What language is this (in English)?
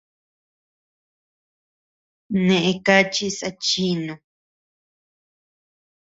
Tepeuxila Cuicatec